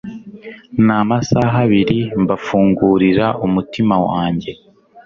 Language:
Kinyarwanda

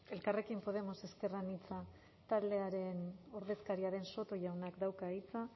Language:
Basque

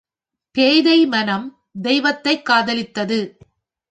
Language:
Tamil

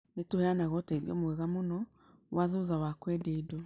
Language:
Kikuyu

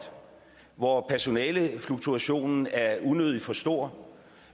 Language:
Danish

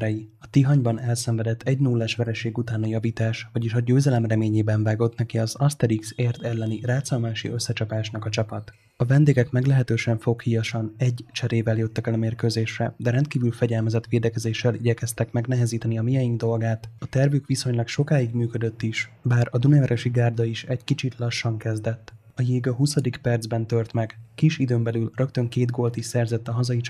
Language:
Hungarian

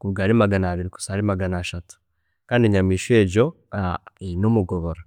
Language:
Chiga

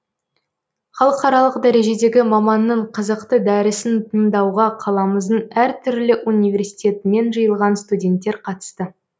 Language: Kazakh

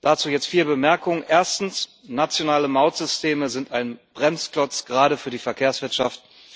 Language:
German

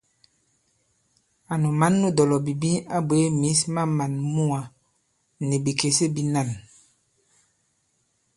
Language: Bankon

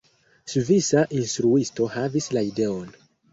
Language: Esperanto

